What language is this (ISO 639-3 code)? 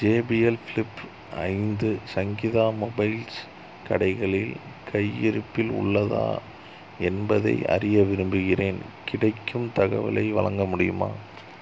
tam